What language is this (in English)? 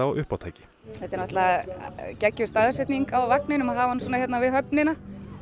Icelandic